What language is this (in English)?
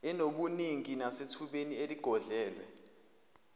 Zulu